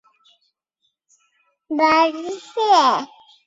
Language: Chinese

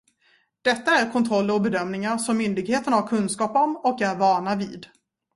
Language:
Swedish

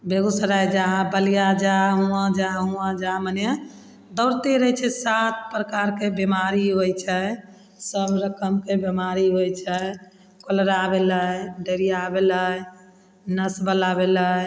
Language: Maithili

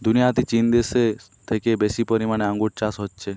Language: Bangla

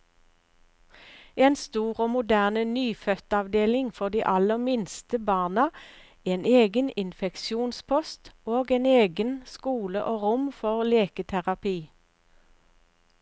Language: Norwegian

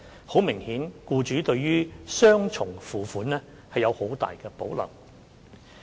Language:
Cantonese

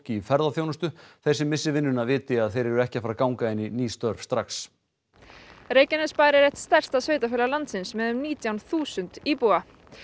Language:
Icelandic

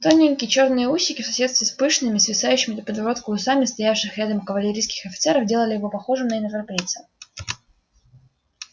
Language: Russian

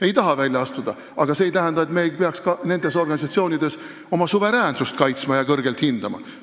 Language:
Estonian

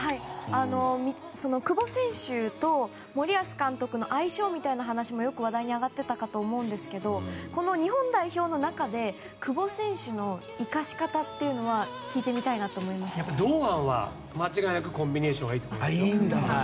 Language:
Japanese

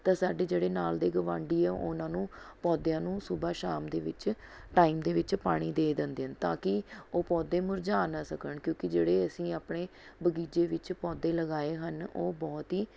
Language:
Punjabi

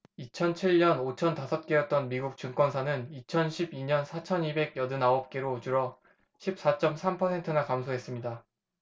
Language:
Korean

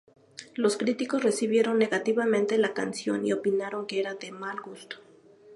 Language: Spanish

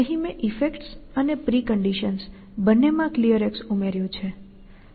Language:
Gujarati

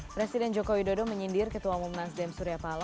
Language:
Indonesian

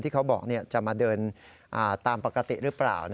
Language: Thai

